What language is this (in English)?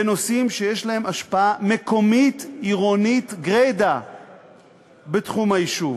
Hebrew